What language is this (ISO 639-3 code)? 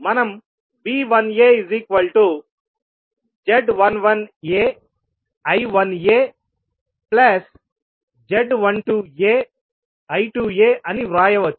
tel